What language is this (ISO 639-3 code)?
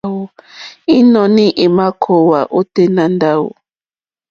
bri